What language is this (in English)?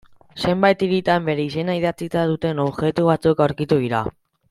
Basque